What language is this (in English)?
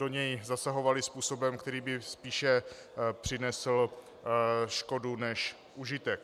Czech